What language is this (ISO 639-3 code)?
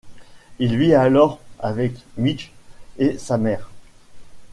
fra